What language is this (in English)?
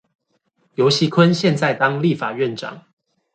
Chinese